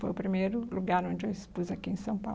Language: Portuguese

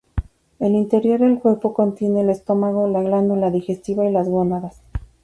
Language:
Spanish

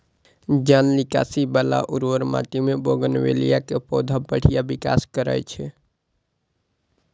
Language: Maithili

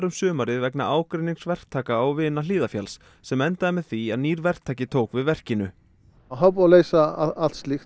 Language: Icelandic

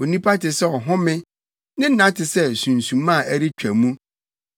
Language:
Akan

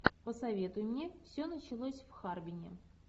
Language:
Russian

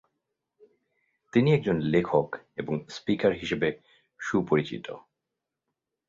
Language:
Bangla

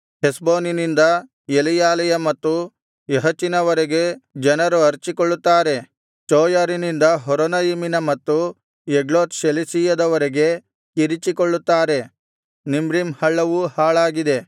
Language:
Kannada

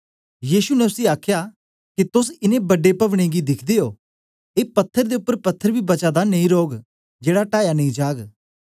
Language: Dogri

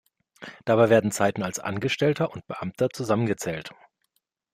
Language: German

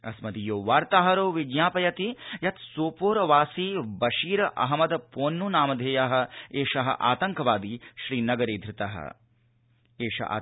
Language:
Sanskrit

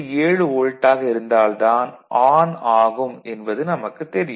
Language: Tamil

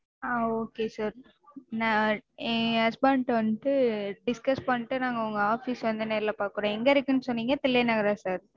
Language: Tamil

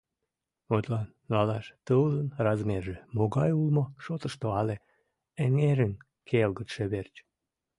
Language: Mari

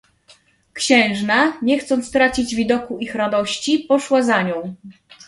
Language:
Polish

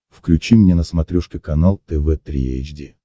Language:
Russian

